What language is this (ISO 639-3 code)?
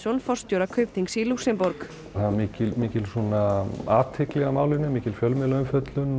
isl